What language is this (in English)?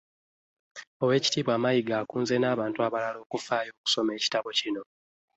Ganda